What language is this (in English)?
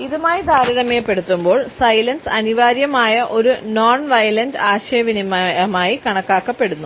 Malayalam